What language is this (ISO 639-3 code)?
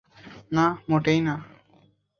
ben